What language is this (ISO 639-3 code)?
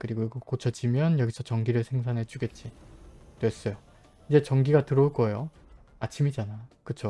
kor